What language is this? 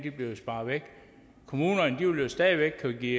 Danish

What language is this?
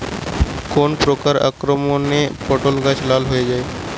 Bangla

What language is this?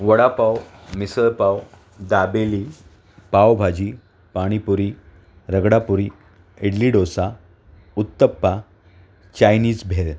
Marathi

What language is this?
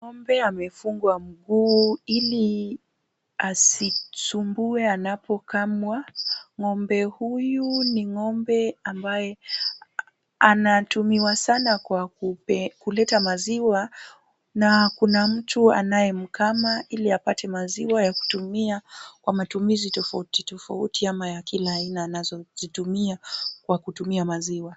Swahili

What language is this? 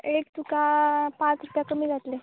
Konkani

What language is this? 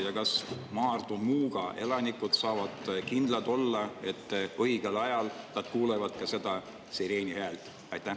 Estonian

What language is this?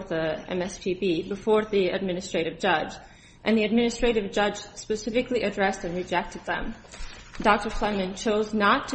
English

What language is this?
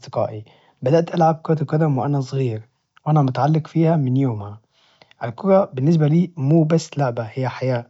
Najdi Arabic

